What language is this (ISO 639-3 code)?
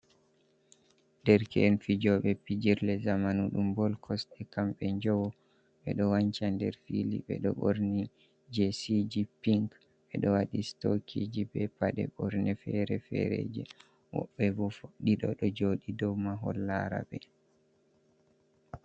ful